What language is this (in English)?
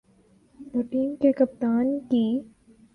Urdu